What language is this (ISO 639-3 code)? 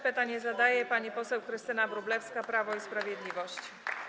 pol